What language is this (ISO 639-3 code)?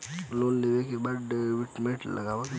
bho